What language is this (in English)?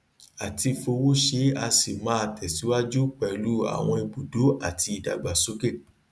Yoruba